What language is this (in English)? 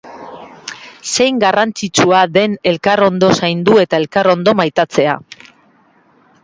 Basque